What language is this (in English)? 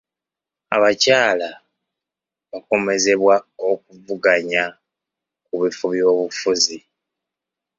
Ganda